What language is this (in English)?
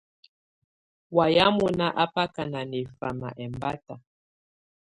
Tunen